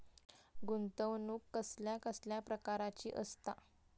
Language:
Marathi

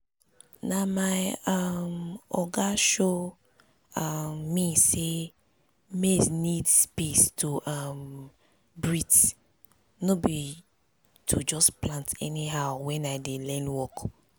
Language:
Nigerian Pidgin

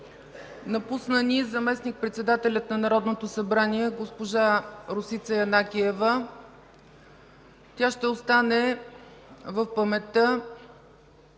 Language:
Bulgarian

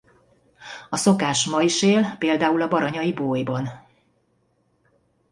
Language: Hungarian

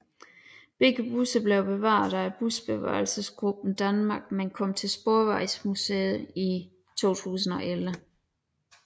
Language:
Danish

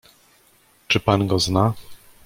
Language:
Polish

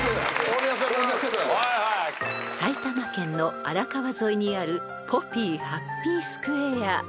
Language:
Japanese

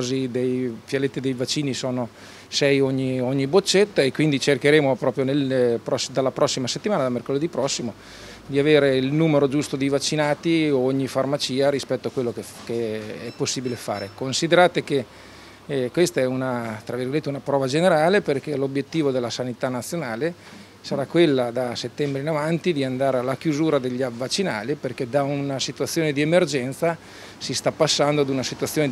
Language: Italian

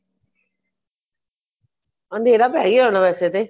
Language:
Punjabi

